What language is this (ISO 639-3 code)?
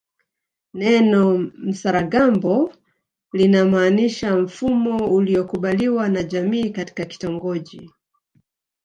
swa